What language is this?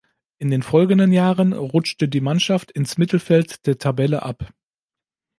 German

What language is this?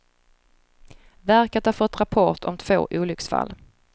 Swedish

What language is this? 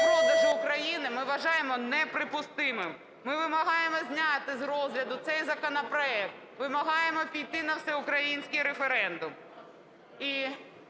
Ukrainian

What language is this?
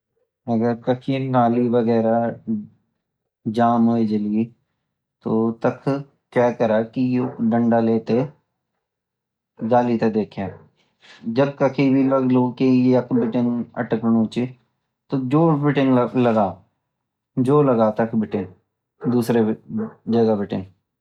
Garhwali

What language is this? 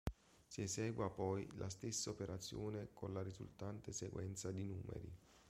Italian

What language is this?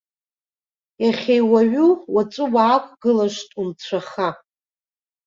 Abkhazian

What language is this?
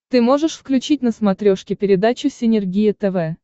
Russian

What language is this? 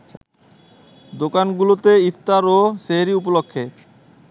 Bangla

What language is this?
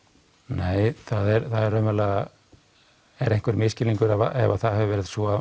Icelandic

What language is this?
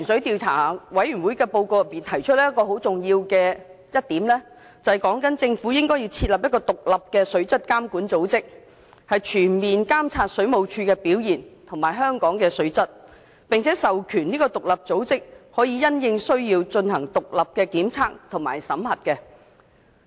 Cantonese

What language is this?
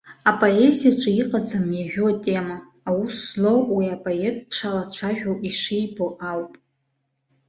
Abkhazian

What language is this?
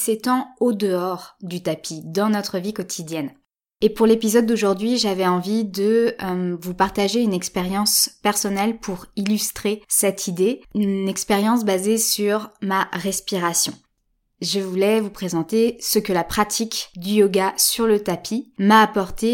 French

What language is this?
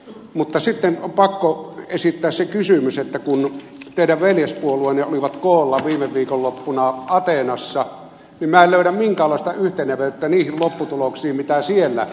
Finnish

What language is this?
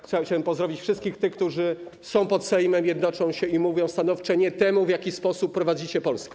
Polish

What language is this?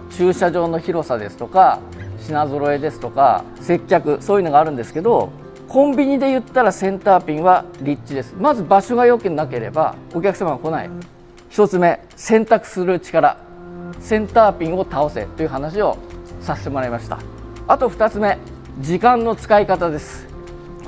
Japanese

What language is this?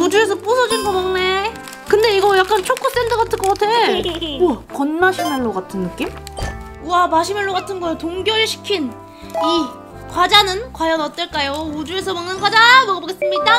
Korean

